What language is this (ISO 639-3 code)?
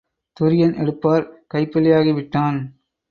tam